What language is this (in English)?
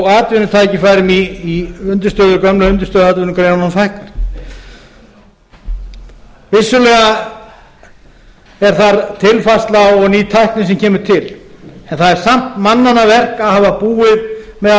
Icelandic